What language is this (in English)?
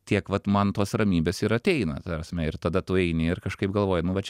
Lithuanian